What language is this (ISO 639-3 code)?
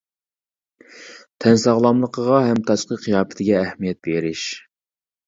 uig